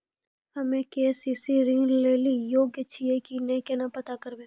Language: Maithili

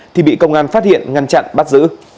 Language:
Vietnamese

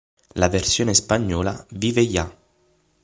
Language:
Italian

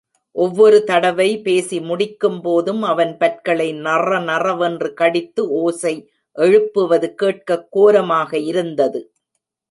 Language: Tamil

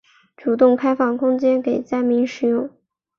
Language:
Chinese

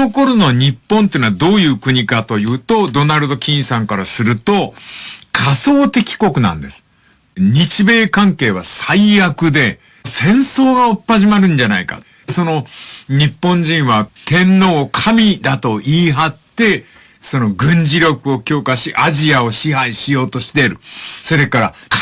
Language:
Japanese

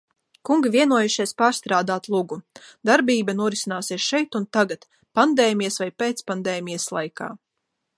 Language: Latvian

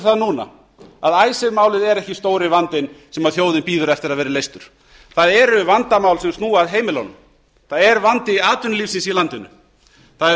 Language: Icelandic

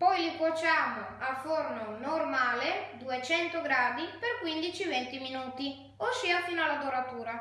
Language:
Italian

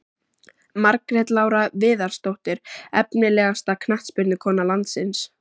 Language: Icelandic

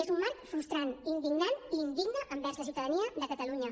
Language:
Catalan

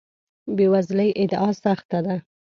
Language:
Pashto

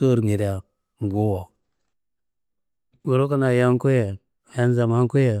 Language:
Kanembu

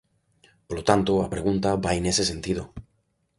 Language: Galician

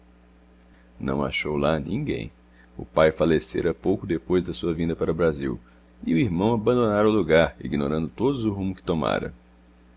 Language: Portuguese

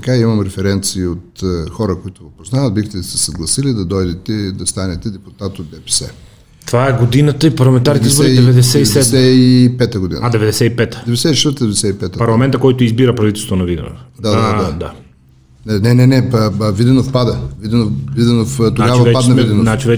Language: Bulgarian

